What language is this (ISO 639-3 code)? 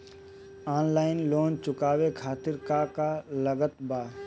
bho